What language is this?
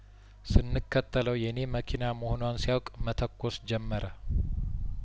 Amharic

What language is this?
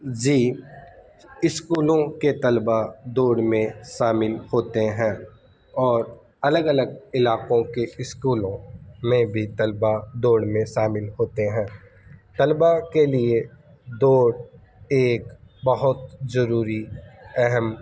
Urdu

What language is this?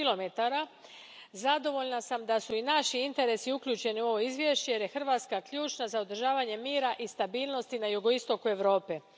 Croatian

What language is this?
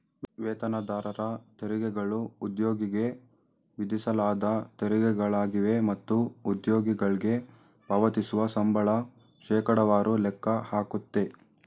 Kannada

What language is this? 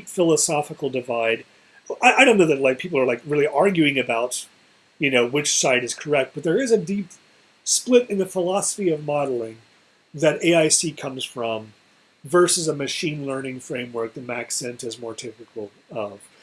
English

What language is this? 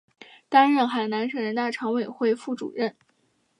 Chinese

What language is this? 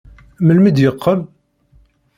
Kabyle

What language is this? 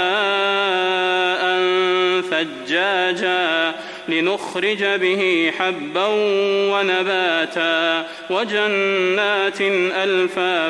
Arabic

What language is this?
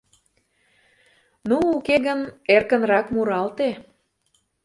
Mari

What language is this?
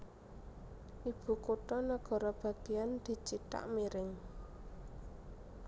Javanese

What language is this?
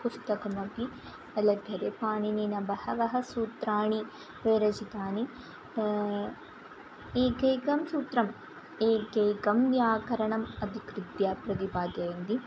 Sanskrit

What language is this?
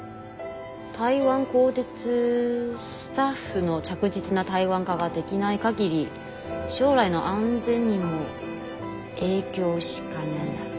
Japanese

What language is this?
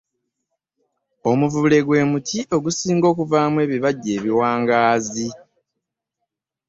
Ganda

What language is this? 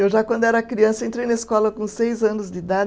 Portuguese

